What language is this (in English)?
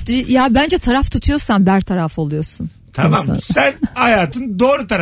Turkish